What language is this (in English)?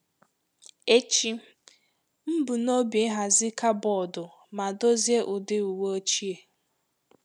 Igbo